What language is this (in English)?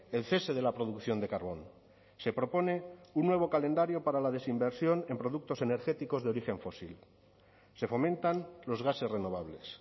Spanish